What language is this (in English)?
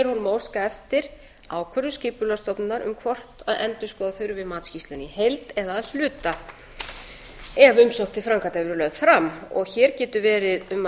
Icelandic